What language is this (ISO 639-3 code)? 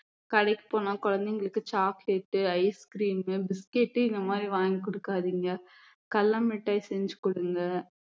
tam